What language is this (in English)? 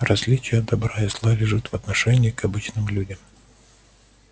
Russian